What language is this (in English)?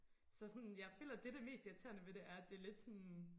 Danish